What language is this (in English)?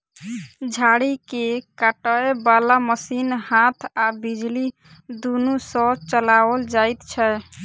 Maithili